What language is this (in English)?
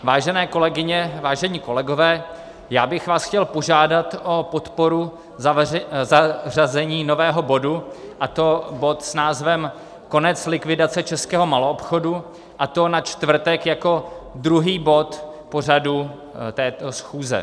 Czech